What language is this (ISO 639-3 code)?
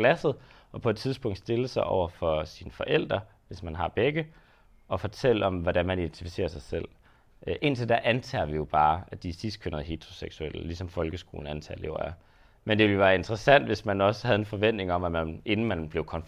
dan